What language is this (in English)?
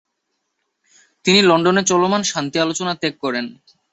Bangla